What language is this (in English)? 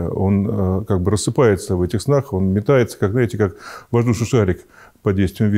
Russian